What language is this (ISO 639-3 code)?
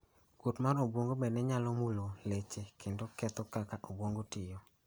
luo